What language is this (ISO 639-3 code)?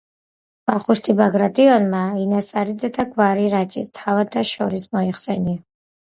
kat